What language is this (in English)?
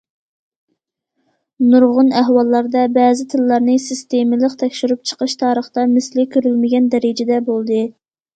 Uyghur